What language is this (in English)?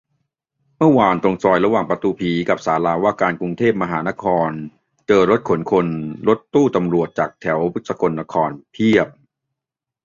Thai